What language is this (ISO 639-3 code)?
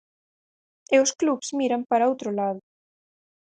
glg